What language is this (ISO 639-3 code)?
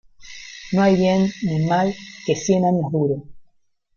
spa